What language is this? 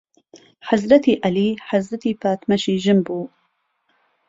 Central Kurdish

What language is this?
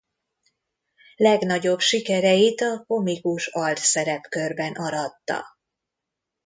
Hungarian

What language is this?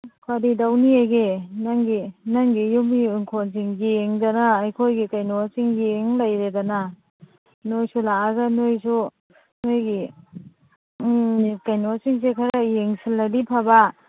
Manipuri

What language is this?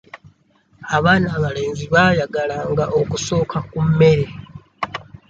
Ganda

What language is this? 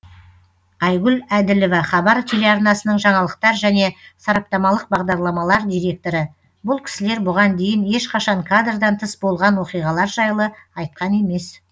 Kazakh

